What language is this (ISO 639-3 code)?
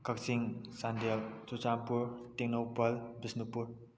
mni